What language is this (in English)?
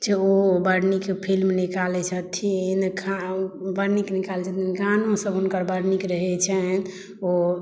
Maithili